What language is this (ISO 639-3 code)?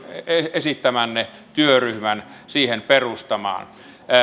fin